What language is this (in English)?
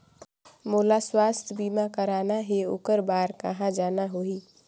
Chhattisgarhi